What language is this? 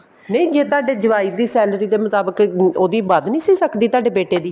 Punjabi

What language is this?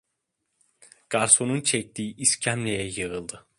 Turkish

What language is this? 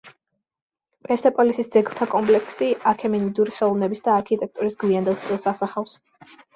Georgian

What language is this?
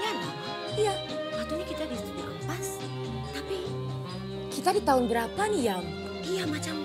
Malay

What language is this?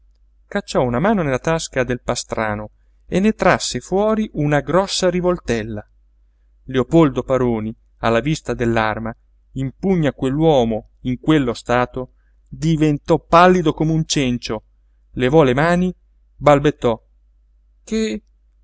Italian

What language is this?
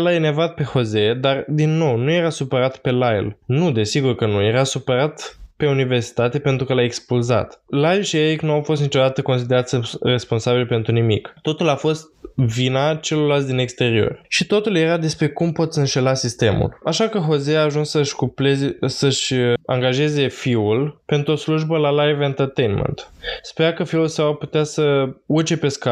Romanian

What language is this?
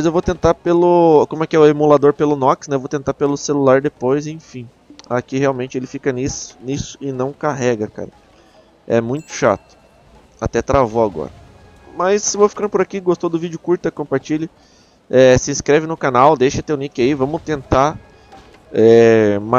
Portuguese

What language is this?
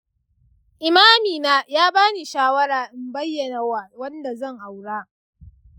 Hausa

